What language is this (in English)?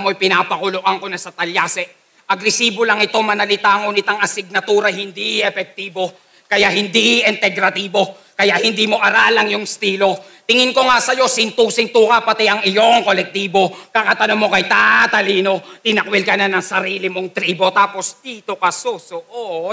Filipino